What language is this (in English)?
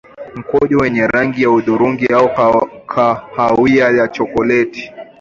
Swahili